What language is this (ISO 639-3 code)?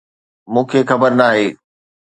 snd